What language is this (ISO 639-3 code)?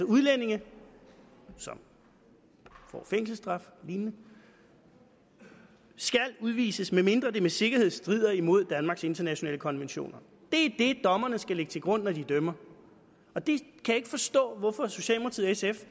dan